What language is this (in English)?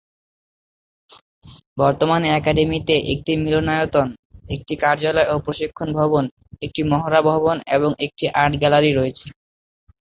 Bangla